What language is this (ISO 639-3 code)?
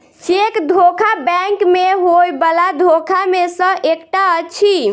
mai